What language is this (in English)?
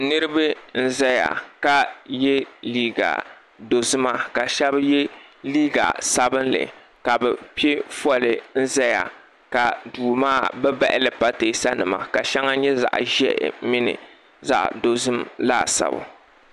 Dagbani